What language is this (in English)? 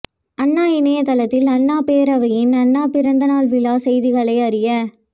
Tamil